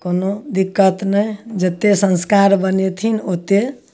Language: Maithili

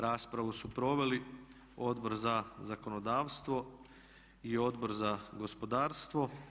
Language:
Croatian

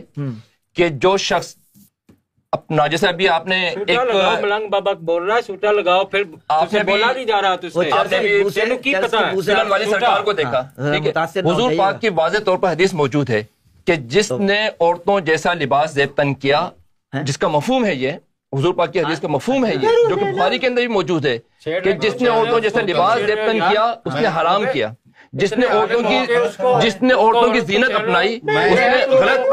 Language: Urdu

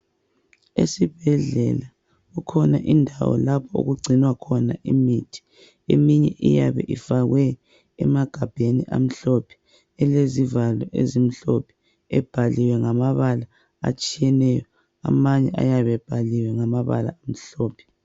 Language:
North Ndebele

